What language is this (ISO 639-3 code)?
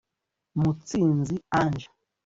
kin